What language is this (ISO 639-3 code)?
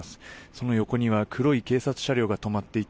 jpn